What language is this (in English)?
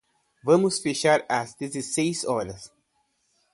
Portuguese